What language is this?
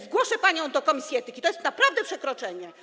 Polish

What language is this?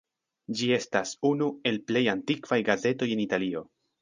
Esperanto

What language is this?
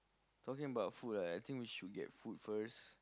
English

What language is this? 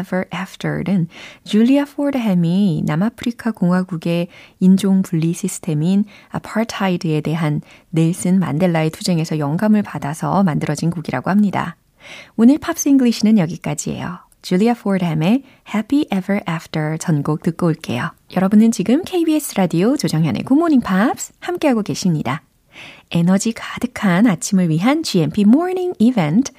Korean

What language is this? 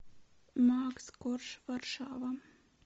Russian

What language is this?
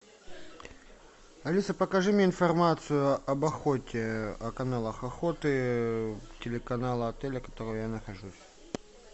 Russian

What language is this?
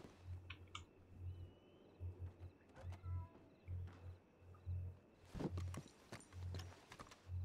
Spanish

